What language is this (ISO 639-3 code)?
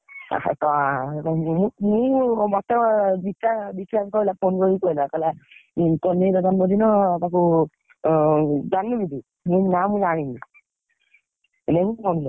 ori